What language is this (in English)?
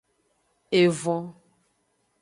Aja (Benin)